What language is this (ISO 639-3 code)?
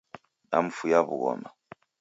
dav